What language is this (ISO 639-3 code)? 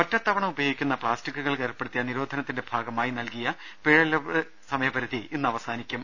mal